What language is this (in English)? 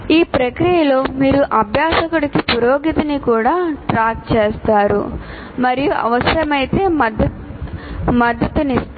Telugu